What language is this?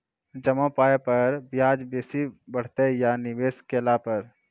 Maithili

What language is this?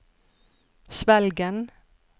Norwegian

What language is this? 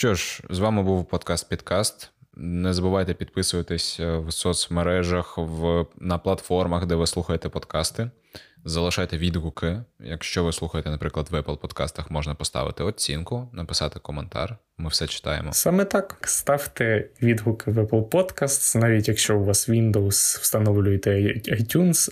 Ukrainian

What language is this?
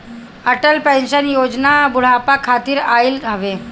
Bhojpuri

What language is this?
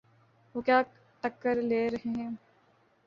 Urdu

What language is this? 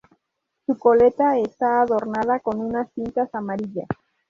Spanish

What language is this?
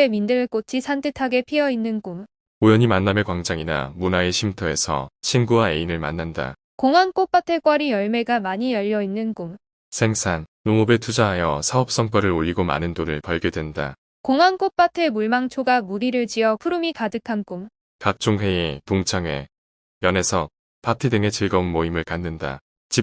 Korean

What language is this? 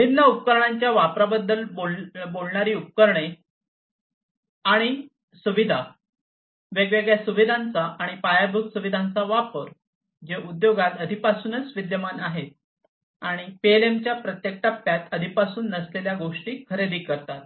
Marathi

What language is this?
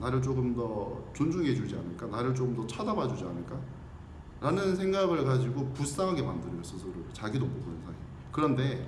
Korean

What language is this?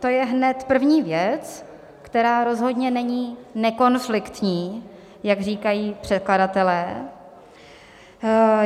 Czech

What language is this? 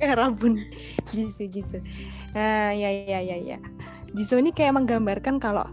Indonesian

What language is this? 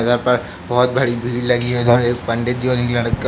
Hindi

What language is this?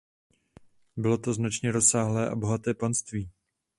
Czech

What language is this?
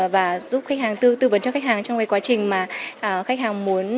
Vietnamese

